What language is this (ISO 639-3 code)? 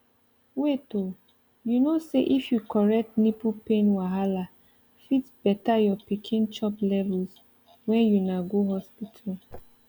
pcm